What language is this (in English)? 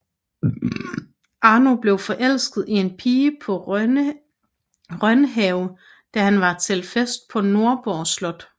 Danish